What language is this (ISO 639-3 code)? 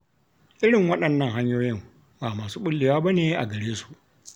hau